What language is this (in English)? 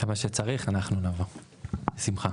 Hebrew